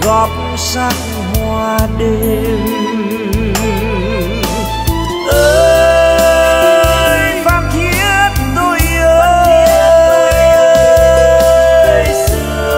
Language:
Vietnamese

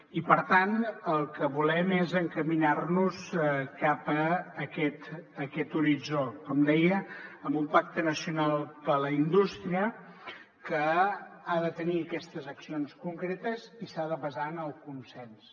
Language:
Catalan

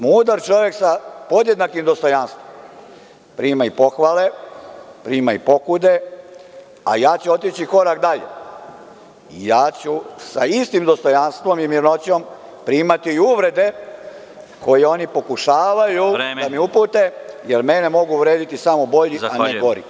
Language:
Serbian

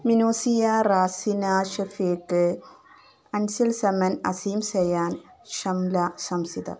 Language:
Malayalam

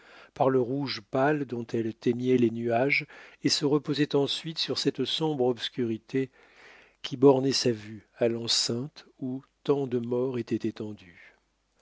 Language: French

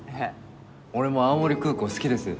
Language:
Japanese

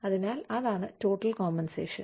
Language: Malayalam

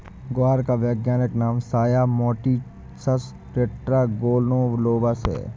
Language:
Hindi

